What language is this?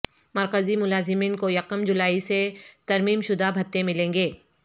Urdu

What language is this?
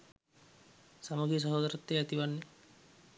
Sinhala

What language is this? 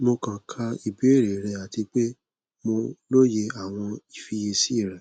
Yoruba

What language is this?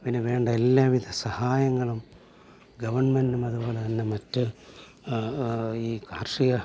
Malayalam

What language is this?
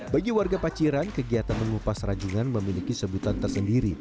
Indonesian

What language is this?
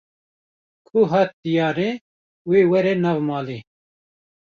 Kurdish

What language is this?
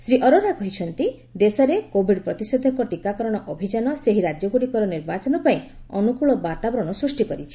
Odia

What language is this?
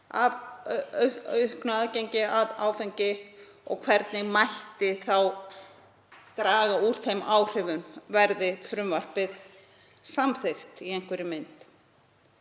Icelandic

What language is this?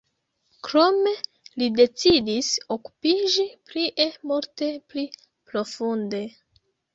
Esperanto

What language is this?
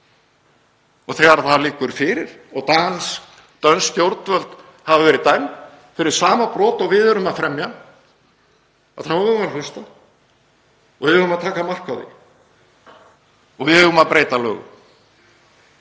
Icelandic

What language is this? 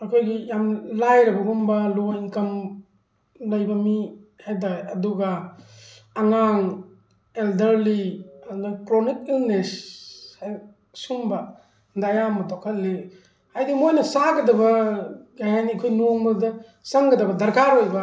Manipuri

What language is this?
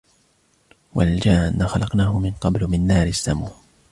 Arabic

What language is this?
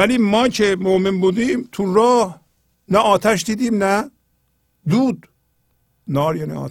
Persian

